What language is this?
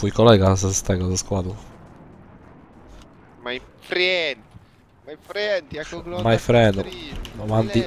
Polish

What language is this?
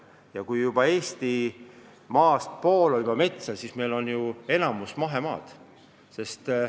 Estonian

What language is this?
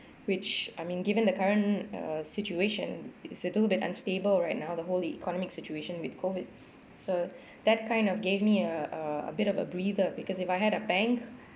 English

